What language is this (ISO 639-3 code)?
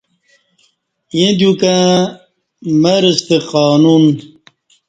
bsh